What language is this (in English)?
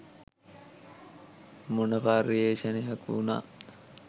Sinhala